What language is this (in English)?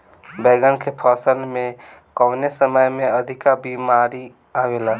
Bhojpuri